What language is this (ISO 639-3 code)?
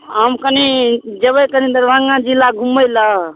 mai